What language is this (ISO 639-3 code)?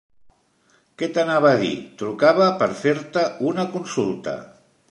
cat